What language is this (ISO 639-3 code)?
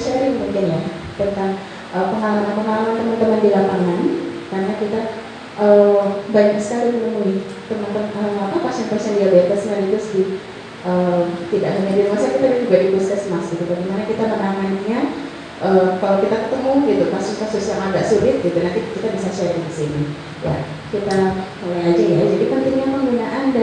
ind